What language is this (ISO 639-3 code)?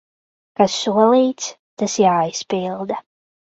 lav